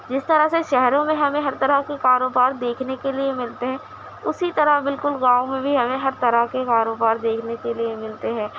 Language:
Urdu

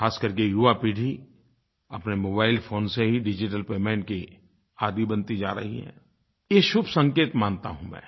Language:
Hindi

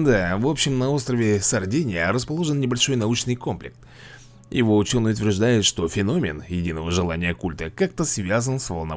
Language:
Russian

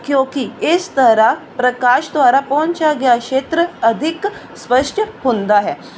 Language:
Punjabi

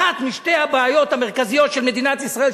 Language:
Hebrew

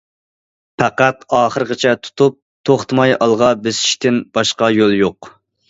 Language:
Uyghur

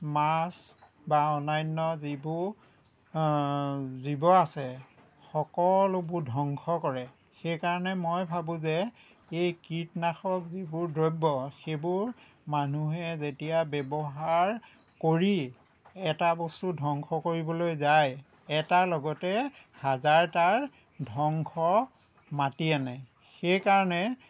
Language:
Assamese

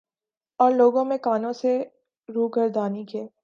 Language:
Urdu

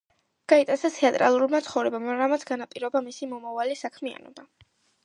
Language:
Georgian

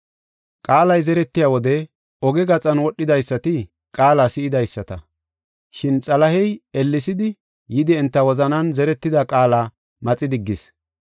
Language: Gofa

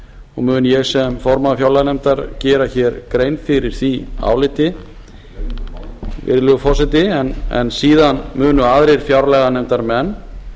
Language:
Icelandic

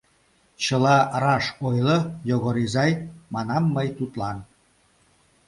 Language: Mari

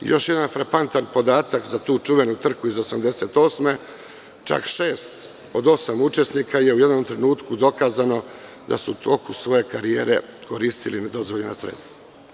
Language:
Serbian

